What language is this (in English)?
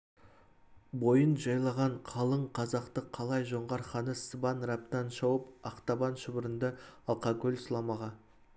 Kazakh